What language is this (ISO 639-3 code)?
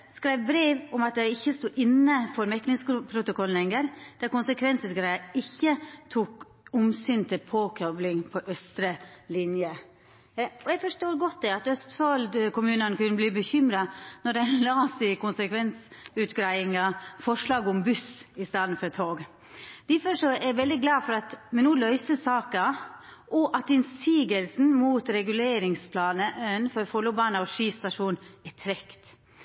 nno